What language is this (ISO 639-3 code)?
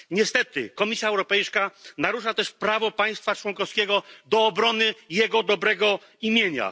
pol